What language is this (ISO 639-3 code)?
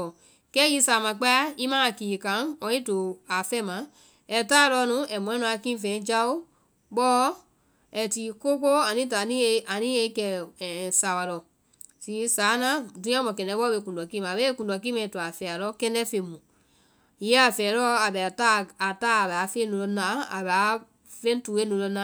vai